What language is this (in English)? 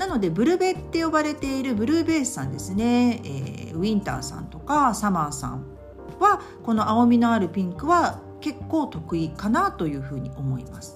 Japanese